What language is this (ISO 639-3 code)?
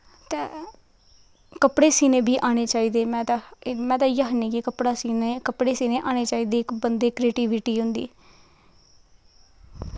doi